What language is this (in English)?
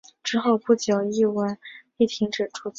Chinese